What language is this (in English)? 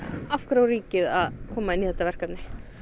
Icelandic